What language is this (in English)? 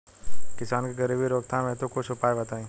Bhojpuri